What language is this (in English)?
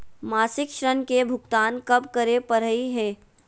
Magahi